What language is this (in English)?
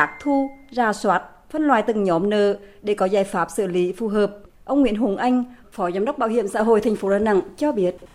Vietnamese